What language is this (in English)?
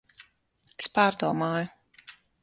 Latvian